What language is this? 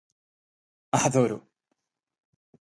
Galician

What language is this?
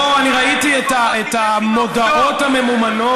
Hebrew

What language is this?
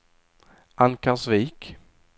Swedish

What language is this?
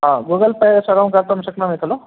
Sanskrit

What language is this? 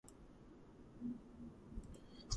Georgian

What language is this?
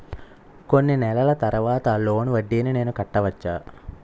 Telugu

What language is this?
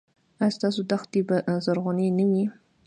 Pashto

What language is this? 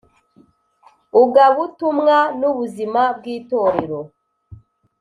Kinyarwanda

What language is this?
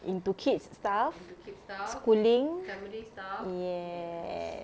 English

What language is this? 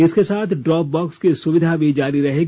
Hindi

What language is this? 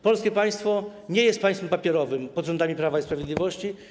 Polish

